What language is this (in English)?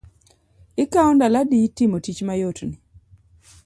Luo (Kenya and Tanzania)